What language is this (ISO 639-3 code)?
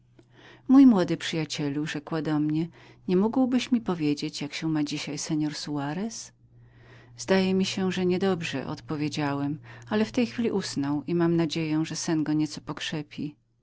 pol